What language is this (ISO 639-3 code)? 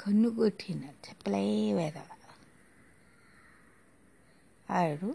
tel